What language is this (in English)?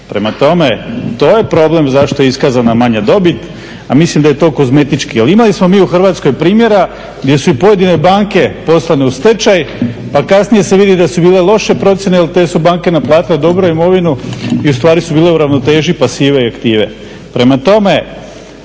Croatian